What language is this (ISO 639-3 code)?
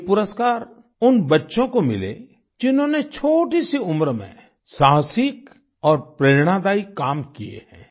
hin